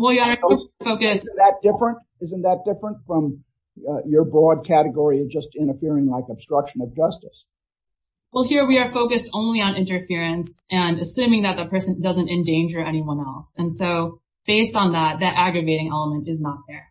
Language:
English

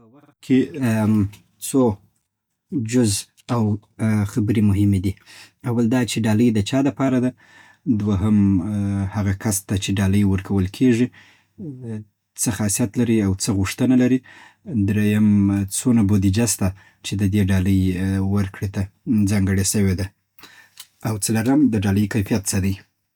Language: Southern Pashto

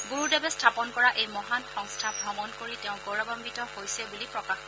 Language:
Assamese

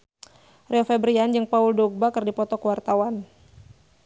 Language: Sundanese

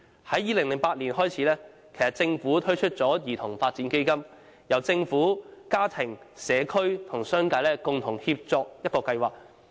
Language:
Cantonese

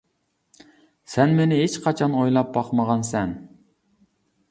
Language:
Uyghur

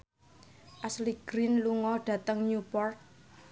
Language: Javanese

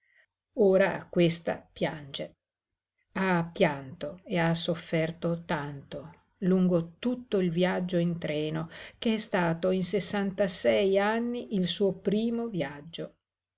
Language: Italian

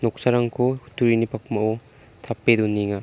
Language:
Garo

